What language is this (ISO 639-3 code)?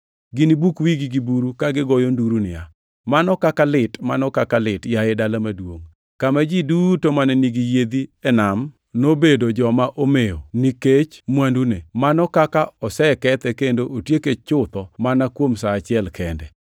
luo